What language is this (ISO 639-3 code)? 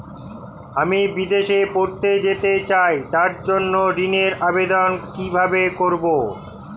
ben